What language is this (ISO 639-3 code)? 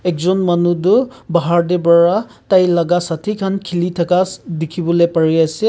nag